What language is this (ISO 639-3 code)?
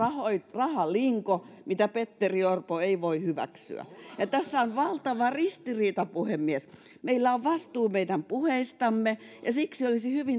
fin